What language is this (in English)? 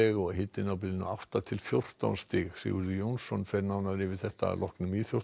Icelandic